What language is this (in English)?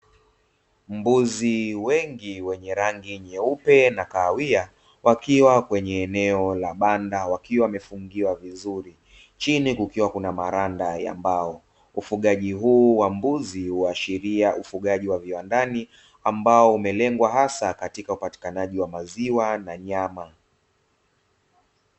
Swahili